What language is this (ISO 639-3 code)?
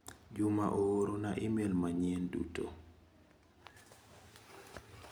luo